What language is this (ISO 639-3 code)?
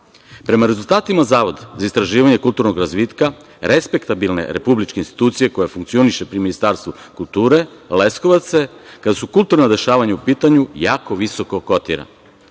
srp